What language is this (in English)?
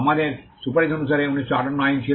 Bangla